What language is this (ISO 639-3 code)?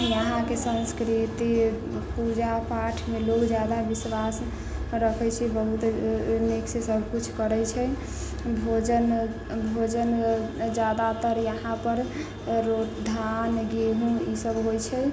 mai